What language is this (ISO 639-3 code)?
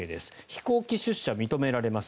jpn